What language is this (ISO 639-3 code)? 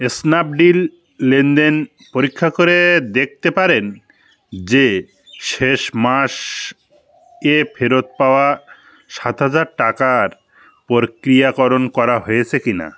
ben